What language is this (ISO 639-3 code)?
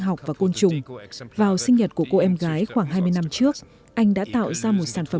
vie